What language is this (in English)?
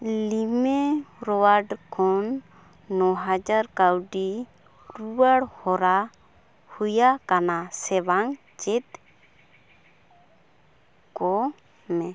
Santali